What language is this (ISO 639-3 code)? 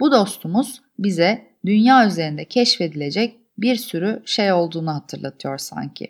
tur